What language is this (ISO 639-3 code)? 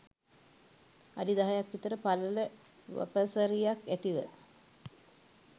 sin